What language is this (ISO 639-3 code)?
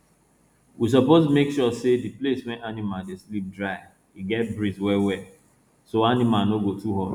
pcm